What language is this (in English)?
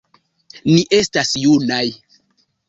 Esperanto